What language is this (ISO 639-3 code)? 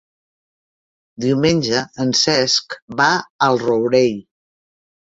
cat